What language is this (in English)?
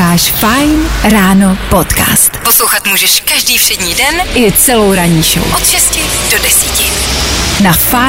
Czech